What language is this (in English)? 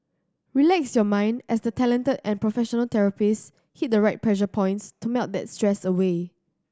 English